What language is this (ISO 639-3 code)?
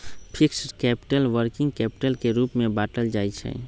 mag